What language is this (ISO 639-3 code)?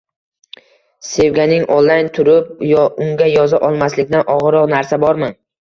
uzb